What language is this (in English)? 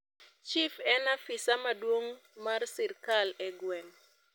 Luo (Kenya and Tanzania)